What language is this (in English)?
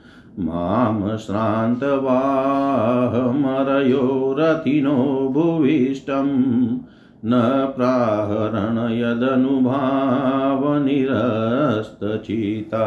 Hindi